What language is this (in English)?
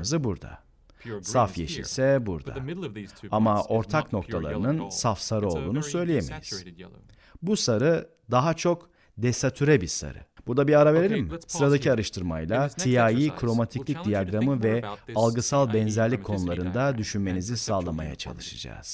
Turkish